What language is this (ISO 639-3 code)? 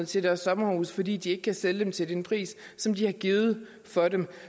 dan